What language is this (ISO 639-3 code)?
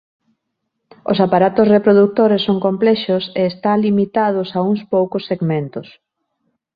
glg